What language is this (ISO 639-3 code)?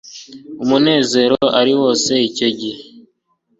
kin